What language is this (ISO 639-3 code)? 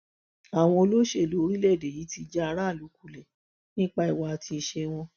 yor